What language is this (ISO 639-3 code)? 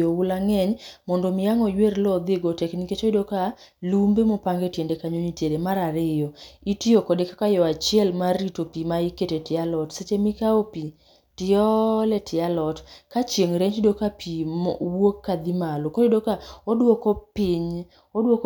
luo